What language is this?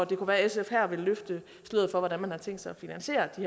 Danish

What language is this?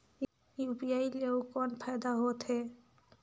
Chhattisgarhi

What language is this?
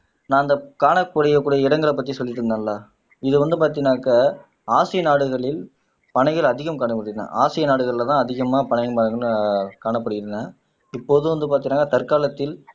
Tamil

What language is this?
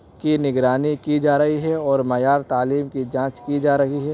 Urdu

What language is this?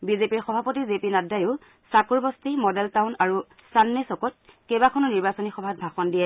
Assamese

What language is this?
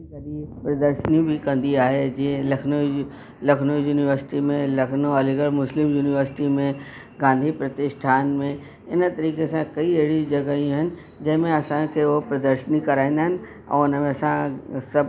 Sindhi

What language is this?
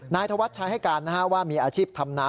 Thai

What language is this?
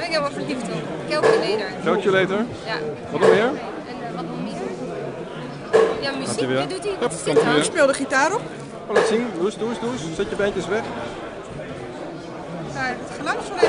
Dutch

